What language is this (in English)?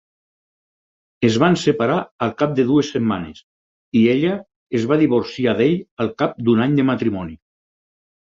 Catalan